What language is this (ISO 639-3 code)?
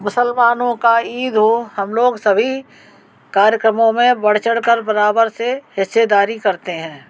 hin